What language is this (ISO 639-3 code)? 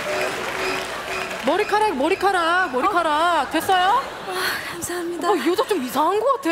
kor